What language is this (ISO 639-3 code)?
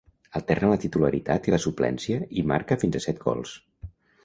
cat